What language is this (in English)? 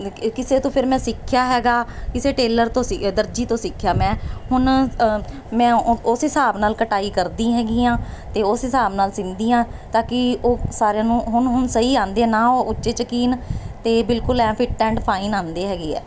Punjabi